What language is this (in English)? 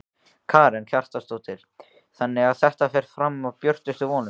Icelandic